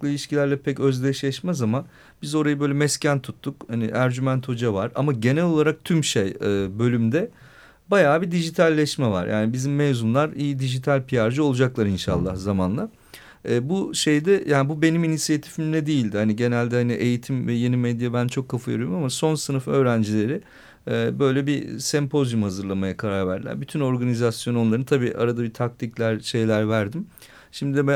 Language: Turkish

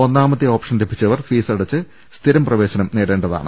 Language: Malayalam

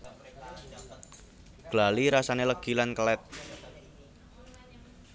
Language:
Javanese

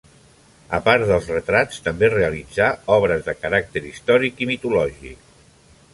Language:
Catalan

